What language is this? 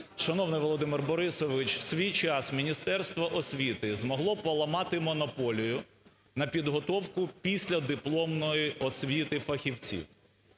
Ukrainian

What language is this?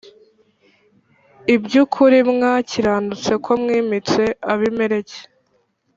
Kinyarwanda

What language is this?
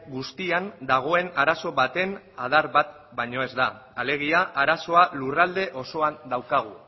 Basque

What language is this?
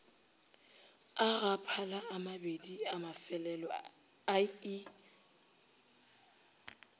Northern Sotho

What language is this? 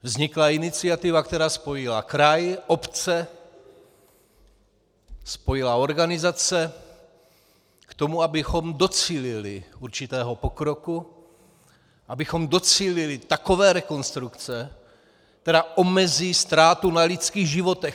Czech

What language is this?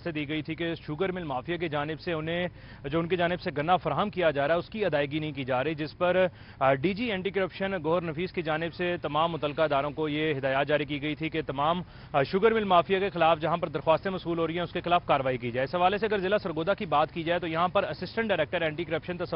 Hindi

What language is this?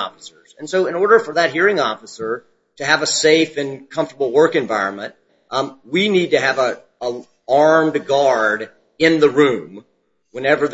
English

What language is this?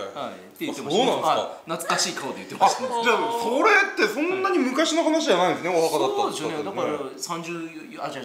Japanese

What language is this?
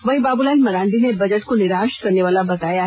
Hindi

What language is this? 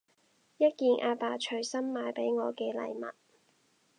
Cantonese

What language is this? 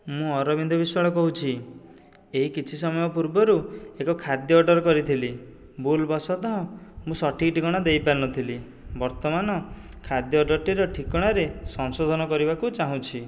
Odia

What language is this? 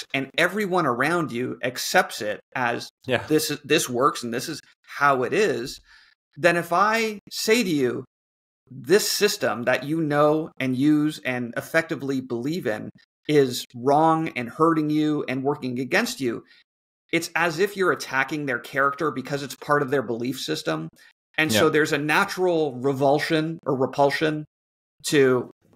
English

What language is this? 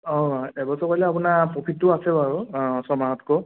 Assamese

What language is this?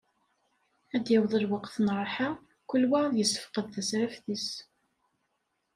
Kabyle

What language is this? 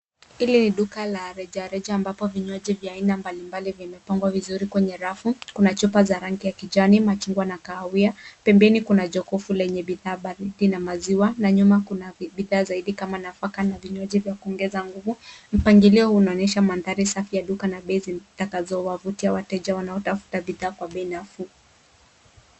Swahili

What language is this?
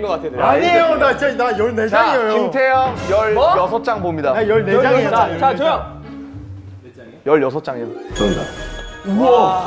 Korean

